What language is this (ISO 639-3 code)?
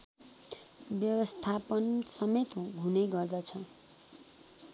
nep